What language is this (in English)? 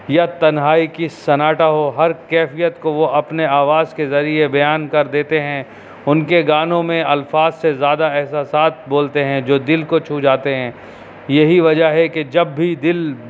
Urdu